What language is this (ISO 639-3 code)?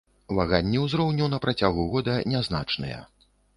bel